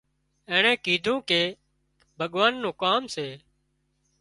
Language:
Wadiyara Koli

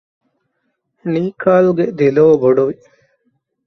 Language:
Divehi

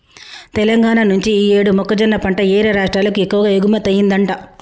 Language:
Telugu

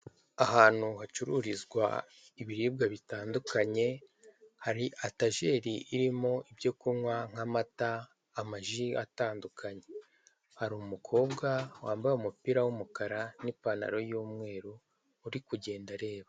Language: Kinyarwanda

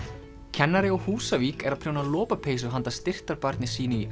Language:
Icelandic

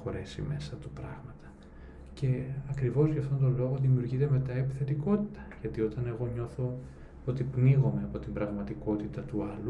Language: Greek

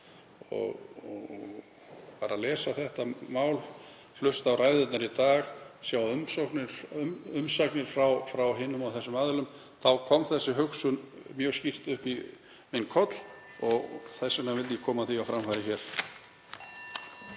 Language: Icelandic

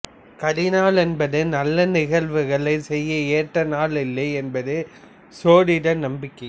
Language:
Tamil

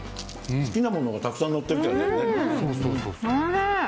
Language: Japanese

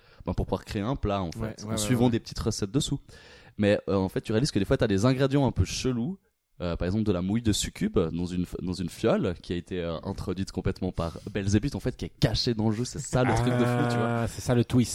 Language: French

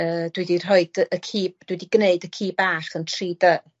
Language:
Welsh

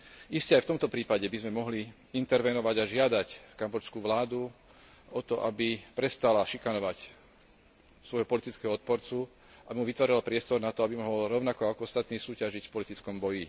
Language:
Slovak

